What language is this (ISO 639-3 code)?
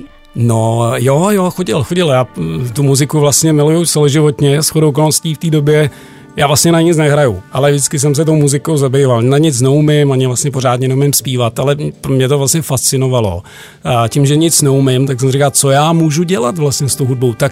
ces